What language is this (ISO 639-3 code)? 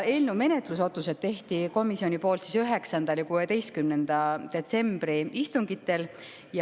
est